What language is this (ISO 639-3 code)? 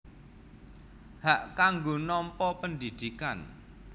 jav